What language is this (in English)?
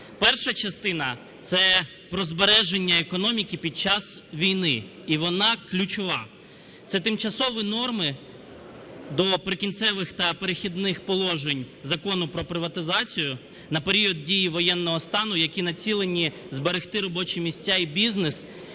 Ukrainian